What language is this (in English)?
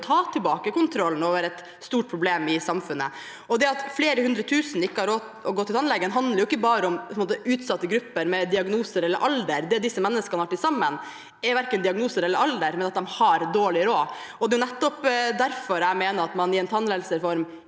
Norwegian